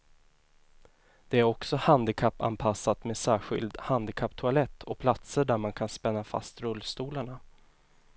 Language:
Swedish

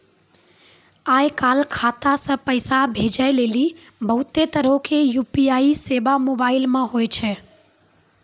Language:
Maithili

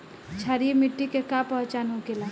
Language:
Bhojpuri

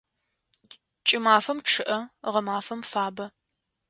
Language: Adyghe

